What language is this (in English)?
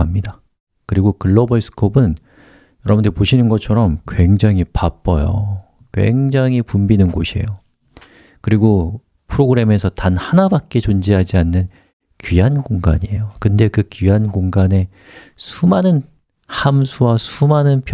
Korean